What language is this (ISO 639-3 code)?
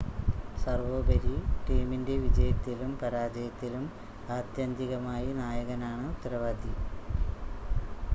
mal